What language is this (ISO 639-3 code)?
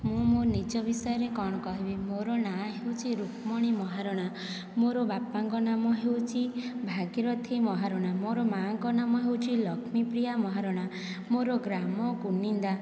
ori